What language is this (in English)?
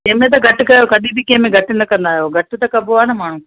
Sindhi